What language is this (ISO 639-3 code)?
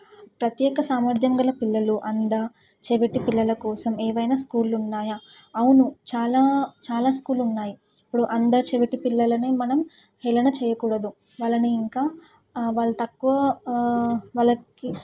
tel